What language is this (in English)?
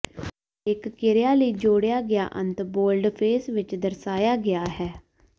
Punjabi